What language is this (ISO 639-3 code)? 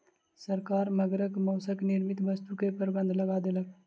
mai